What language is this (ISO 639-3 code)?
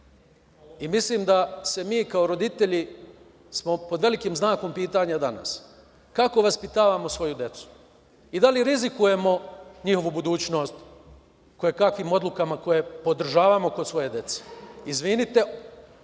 srp